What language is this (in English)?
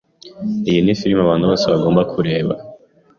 Kinyarwanda